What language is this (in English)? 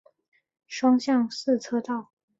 Chinese